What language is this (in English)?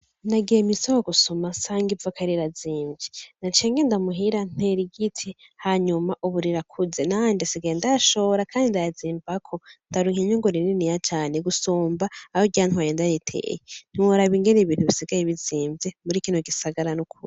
Rundi